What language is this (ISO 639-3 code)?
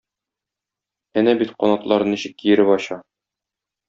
tat